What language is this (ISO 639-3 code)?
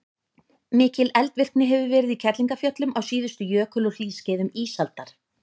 isl